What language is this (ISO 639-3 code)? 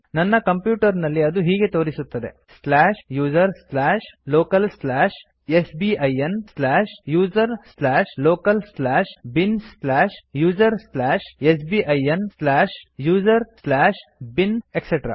kan